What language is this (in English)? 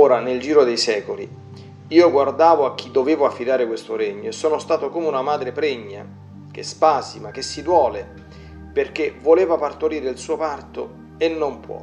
Italian